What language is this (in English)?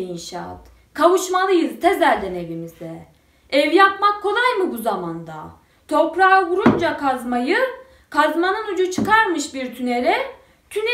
Turkish